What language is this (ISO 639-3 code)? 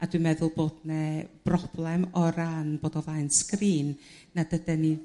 cym